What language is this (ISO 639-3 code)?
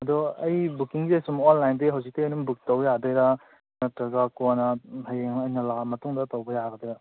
mni